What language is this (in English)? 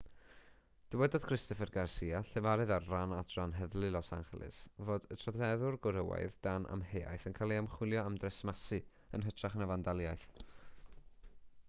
Welsh